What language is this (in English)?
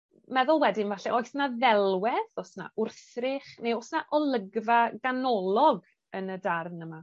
Welsh